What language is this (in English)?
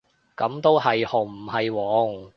Cantonese